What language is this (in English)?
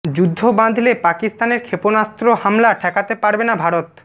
Bangla